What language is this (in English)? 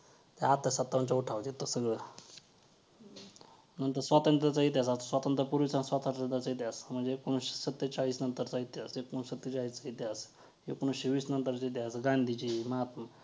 Marathi